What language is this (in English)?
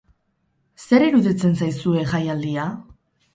Basque